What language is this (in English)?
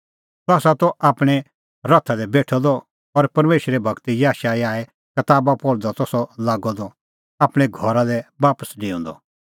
Kullu Pahari